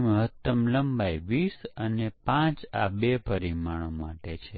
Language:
Gujarati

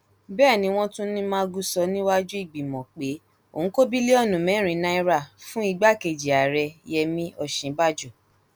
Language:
Yoruba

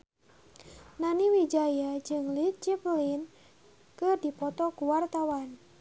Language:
Sundanese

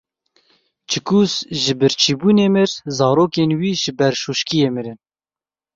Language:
Kurdish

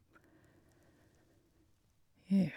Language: Norwegian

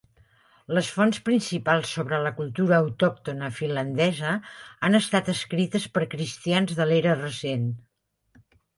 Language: Catalan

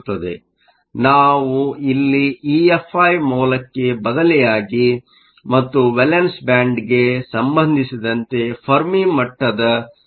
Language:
Kannada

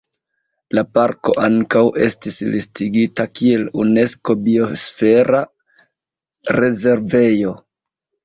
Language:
Esperanto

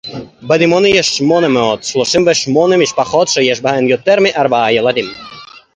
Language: Hebrew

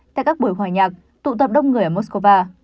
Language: Vietnamese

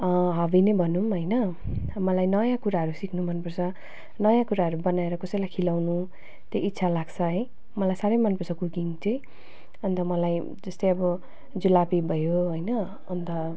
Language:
Nepali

